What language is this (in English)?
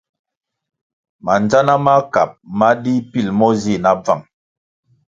Kwasio